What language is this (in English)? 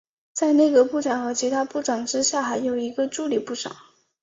Chinese